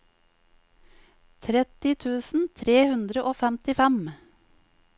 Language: Norwegian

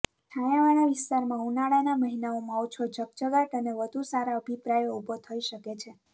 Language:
Gujarati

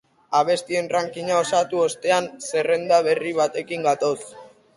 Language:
Basque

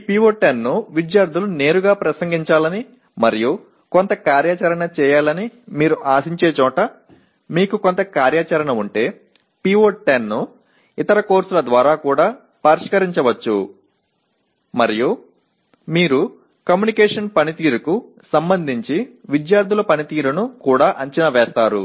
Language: Telugu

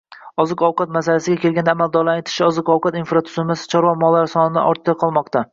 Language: Uzbek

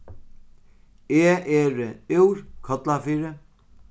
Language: Faroese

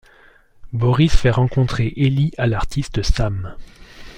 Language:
French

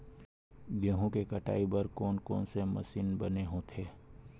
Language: Chhattisgarhi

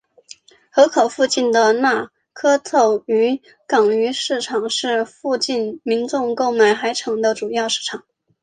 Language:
Chinese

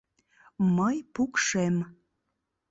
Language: Mari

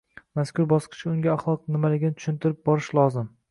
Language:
Uzbek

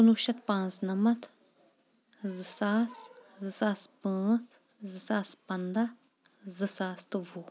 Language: Kashmiri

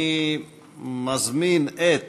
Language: Hebrew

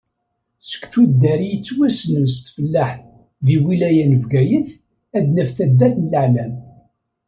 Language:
Kabyle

